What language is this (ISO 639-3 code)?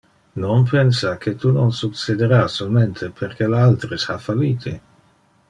ina